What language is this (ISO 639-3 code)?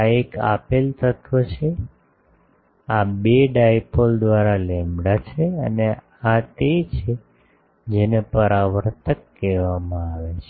guj